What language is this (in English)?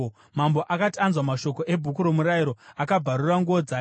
Shona